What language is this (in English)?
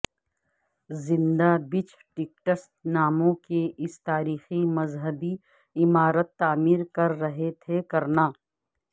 Urdu